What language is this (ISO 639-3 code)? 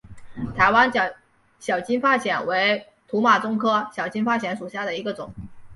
zho